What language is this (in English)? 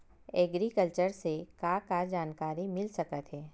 Chhattisgarhi